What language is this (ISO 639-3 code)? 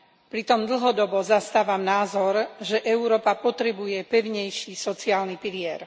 slk